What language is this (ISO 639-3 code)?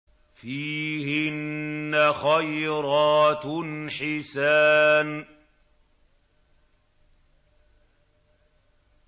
ara